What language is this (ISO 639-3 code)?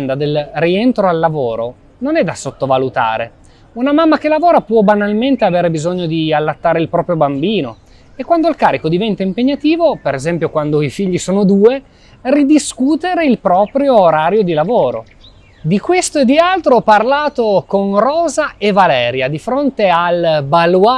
ita